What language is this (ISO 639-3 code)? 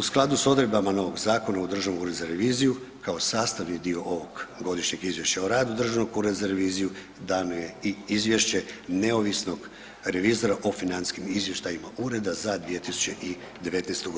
hrv